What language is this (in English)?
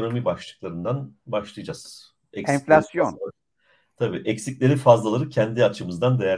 Turkish